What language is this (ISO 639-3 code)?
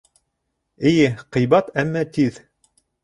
bak